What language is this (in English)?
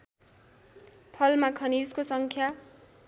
Nepali